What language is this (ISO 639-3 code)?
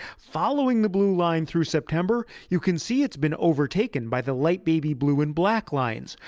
eng